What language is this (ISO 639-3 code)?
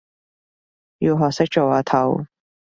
yue